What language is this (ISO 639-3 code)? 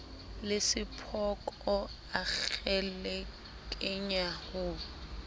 sot